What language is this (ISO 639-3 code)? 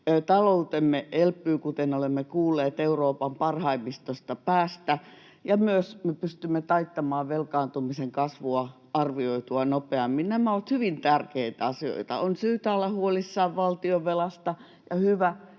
fin